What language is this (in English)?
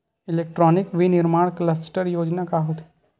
Chhattisgarhi